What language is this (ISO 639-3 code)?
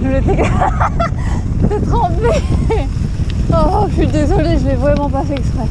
fra